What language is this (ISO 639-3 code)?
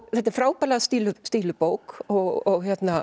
isl